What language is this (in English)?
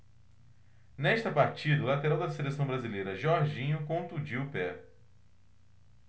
Portuguese